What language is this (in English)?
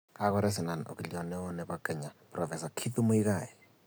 Kalenjin